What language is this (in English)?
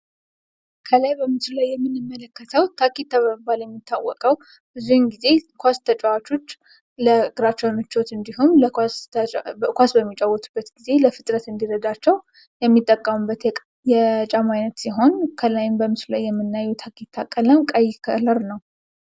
Amharic